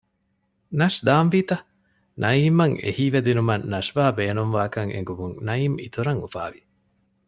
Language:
Divehi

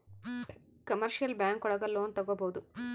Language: Kannada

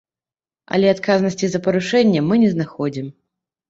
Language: Belarusian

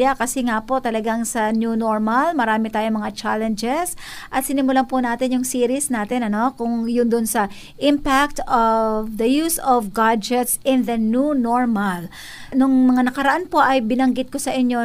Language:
Filipino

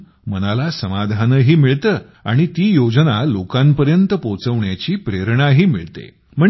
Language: Marathi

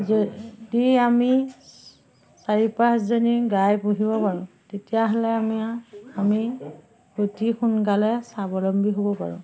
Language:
Assamese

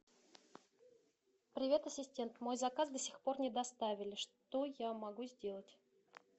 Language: Russian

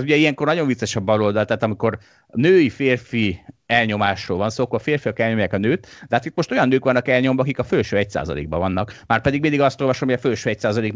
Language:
Hungarian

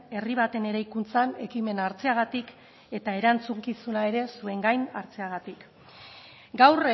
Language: Basque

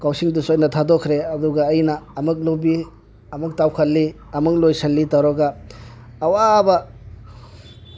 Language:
Manipuri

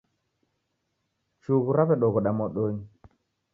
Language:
Taita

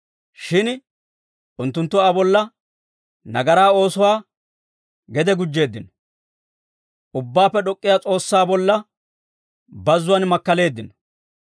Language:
Dawro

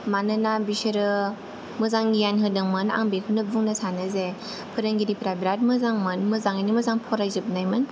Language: Bodo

